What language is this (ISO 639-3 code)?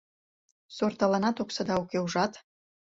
chm